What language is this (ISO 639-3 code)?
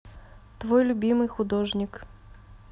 rus